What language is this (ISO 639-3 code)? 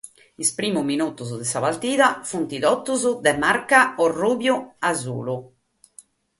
srd